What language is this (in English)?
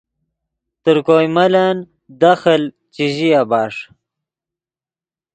Yidgha